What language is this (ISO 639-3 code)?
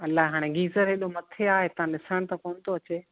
snd